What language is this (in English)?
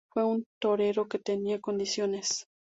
Spanish